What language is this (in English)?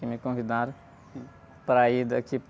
Portuguese